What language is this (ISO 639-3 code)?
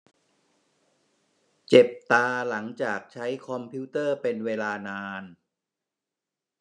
tha